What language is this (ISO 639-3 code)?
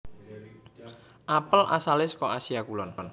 jav